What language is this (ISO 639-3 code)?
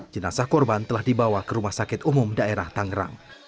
ind